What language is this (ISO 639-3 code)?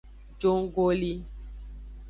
ajg